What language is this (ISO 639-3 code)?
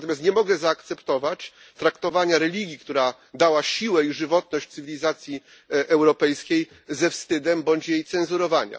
pol